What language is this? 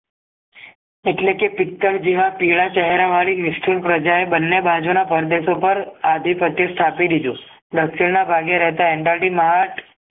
Gujarati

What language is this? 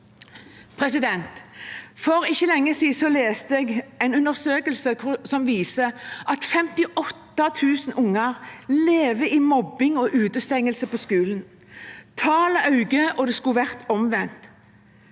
Norwegian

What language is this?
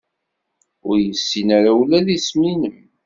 Kabyle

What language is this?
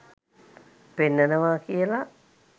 Sinhala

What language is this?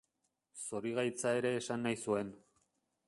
Basque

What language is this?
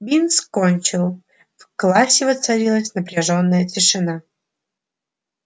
Russian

